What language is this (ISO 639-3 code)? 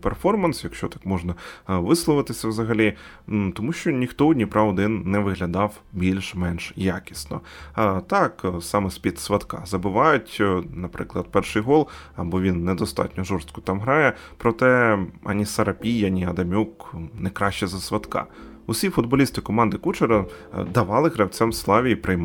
ukr